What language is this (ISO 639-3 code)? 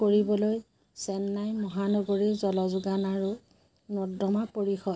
asm